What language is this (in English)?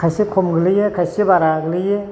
Bodo